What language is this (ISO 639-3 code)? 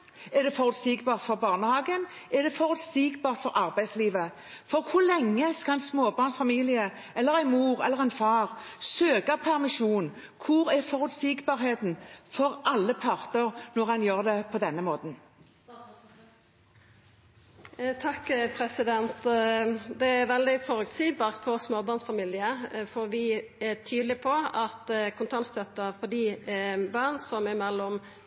nor